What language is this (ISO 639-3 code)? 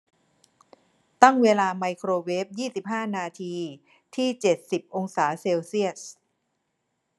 tha